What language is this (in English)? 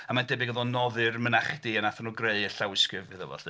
Welsh